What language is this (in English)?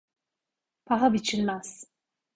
Turkish